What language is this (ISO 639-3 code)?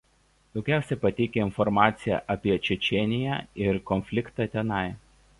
lit